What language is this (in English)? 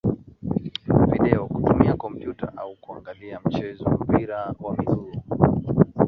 Swahili